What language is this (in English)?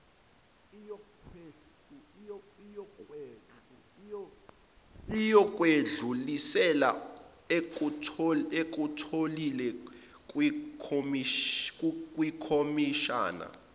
Zulu